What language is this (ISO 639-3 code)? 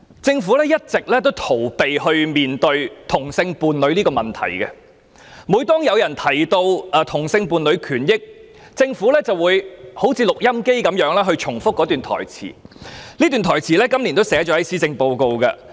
yue